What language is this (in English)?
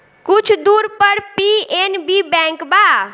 Bhojpuri